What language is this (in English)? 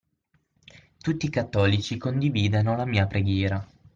Italian